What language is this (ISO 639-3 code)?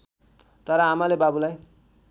nep